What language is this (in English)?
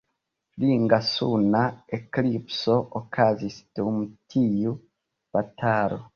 Esperanto